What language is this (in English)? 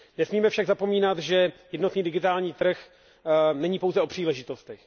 Czech